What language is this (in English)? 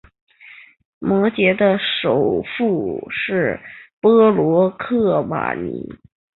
Chinese